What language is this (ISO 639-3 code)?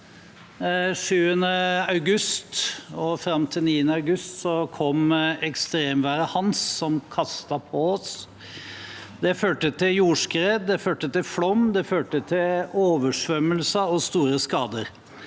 nor